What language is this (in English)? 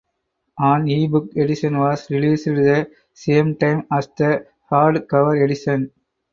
English